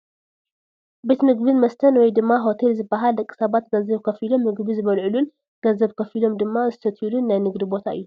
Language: Tigrinya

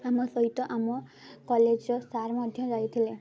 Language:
Odia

